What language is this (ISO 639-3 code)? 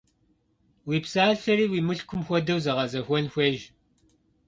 kbd